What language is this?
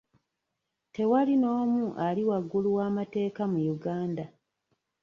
Ganda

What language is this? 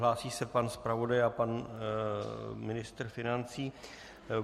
Czech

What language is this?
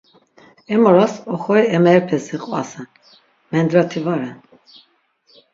Laz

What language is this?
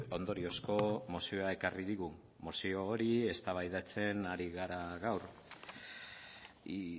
Basque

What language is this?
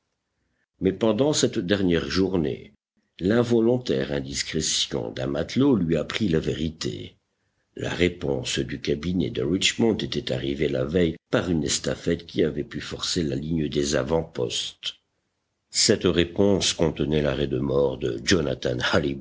French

